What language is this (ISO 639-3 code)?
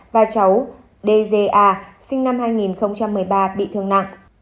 vie